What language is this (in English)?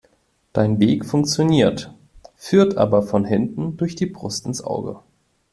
German